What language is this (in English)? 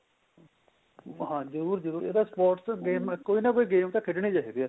Punjabi